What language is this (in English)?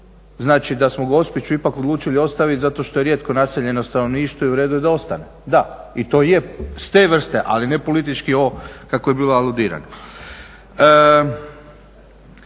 Croatian